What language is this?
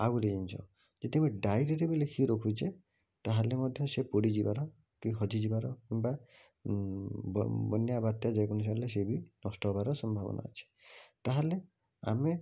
Odia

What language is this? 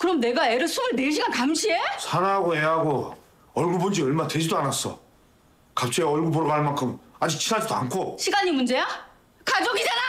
Korean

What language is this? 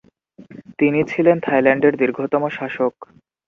Bangla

